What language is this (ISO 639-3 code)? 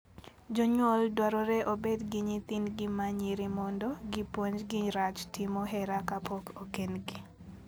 luo